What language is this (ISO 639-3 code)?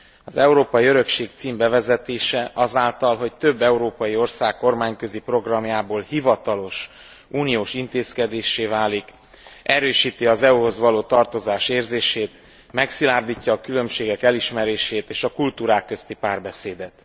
hun